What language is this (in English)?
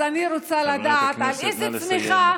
Hebrew